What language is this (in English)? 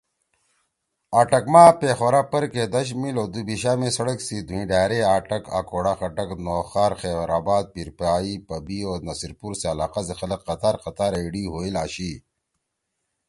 Torwali